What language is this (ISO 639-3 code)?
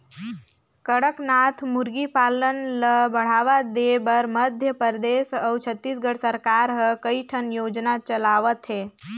hne